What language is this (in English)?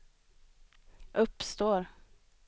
Swedish